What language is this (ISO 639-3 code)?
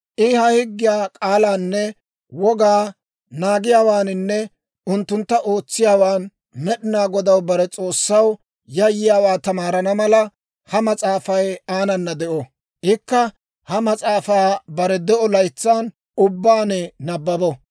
dwr